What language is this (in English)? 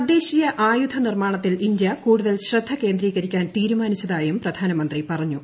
Malayalam